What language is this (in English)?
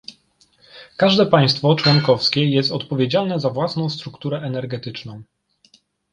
Polish